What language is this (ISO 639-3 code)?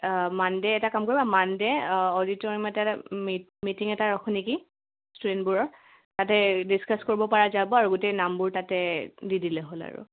asm